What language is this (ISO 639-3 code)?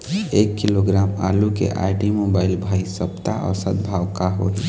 hne